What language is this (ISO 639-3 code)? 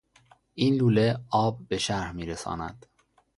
fas